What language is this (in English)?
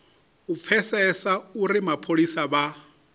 Venda